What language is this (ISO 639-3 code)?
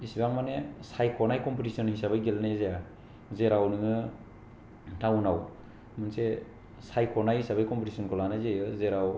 brx